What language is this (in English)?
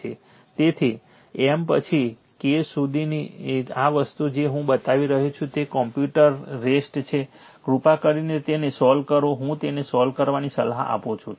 Gujarati